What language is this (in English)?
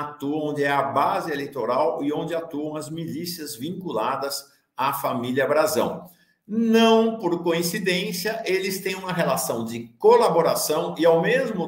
Portuguese